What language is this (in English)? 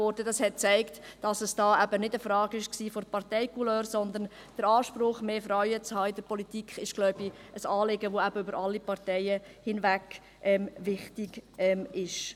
Swiss German